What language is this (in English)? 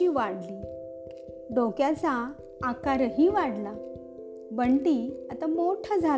Marathi